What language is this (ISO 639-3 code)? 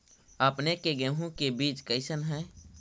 mag